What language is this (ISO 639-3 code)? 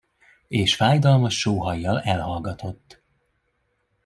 hun